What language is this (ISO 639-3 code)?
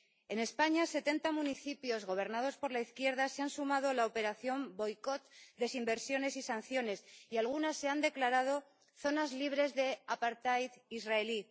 spa